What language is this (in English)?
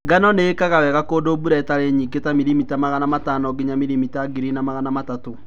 Kikuyu